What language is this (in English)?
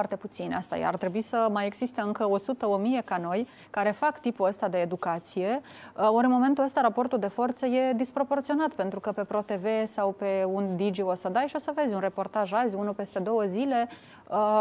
Romanian